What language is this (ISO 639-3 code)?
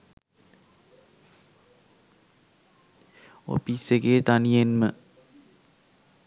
sin